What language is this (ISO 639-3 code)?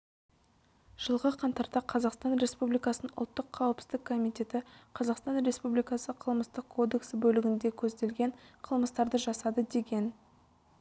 kaz